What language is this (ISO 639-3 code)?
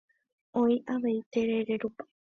grn